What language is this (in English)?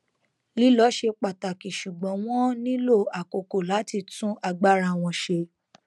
Yoruba